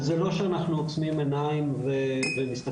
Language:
Hebrew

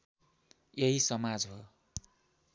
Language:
Nepali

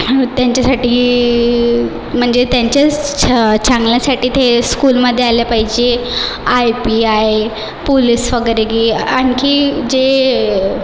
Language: Marathi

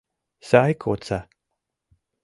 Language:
Mari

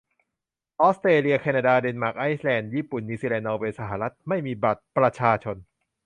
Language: Thai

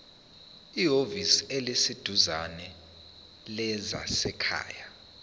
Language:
Zulu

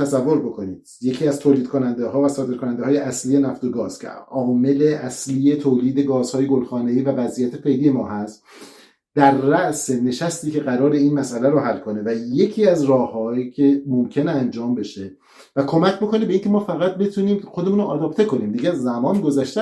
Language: Persian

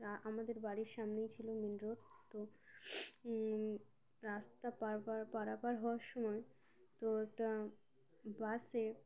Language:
Bangla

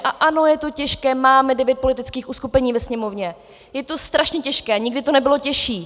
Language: Czech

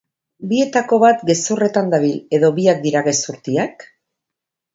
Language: Basque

